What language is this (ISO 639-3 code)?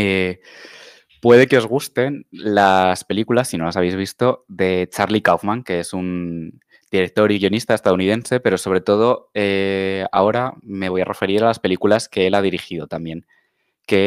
spa